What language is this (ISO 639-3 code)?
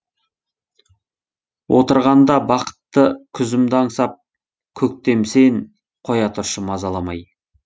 kaz